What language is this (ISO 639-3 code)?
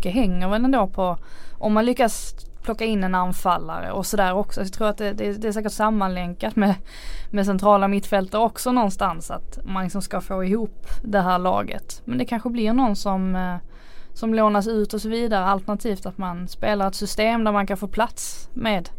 swe